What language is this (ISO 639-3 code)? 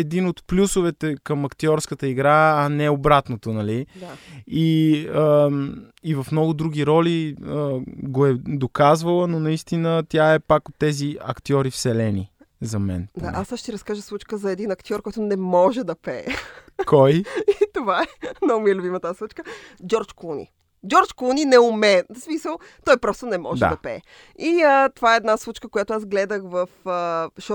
bul